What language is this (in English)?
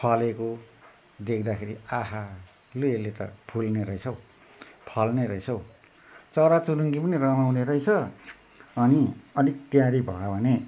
Nepali